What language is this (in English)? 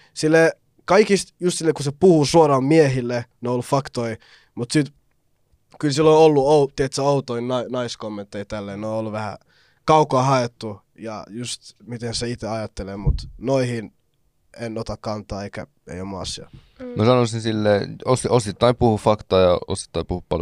Finnish